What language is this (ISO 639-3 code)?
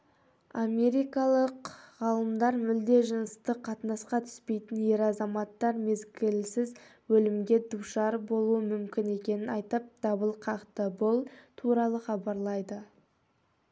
kaz